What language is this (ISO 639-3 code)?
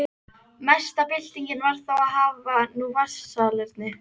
isl